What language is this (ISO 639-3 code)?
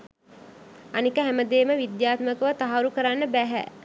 sin